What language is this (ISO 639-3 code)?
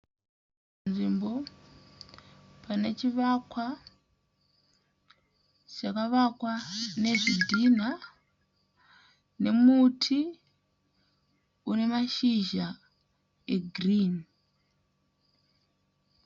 sna